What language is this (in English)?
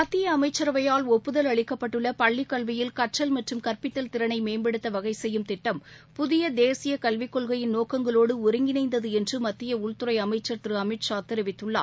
Tamil